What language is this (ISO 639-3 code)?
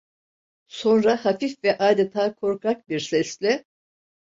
tur